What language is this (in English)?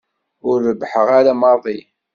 Kabyle